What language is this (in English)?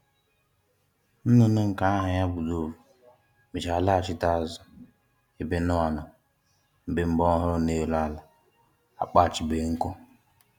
Igbo